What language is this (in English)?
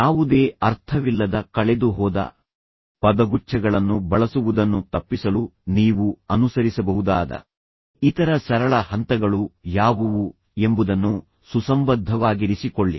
Kannada